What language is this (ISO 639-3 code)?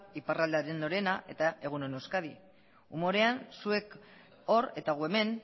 eus